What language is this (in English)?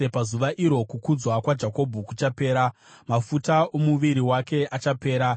Shona